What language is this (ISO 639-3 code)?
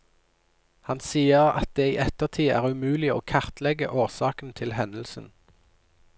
nor